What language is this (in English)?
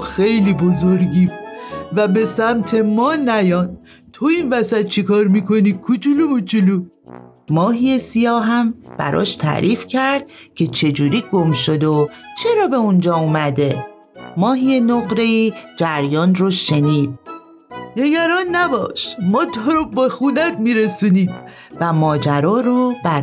Persian